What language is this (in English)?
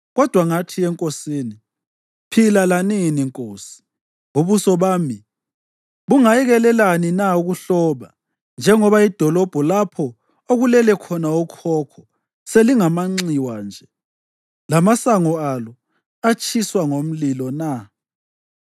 North Ndebele